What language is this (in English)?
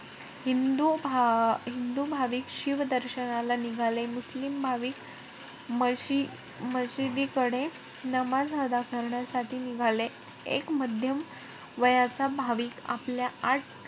Marathi